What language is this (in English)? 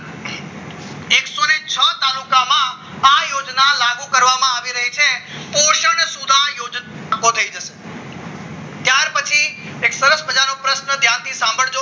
Gujarati